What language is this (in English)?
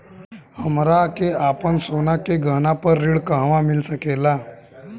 Bhojpuri